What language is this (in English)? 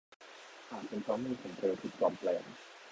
Thai